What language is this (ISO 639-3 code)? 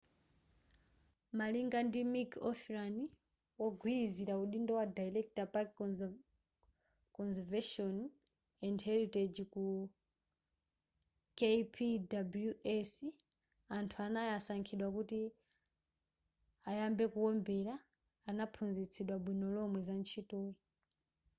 nya